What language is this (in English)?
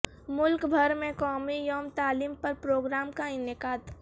Urdu